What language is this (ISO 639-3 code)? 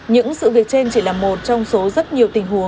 vie